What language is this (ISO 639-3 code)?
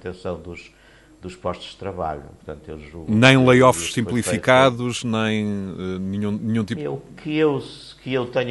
por